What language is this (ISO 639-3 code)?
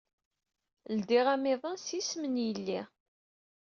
kab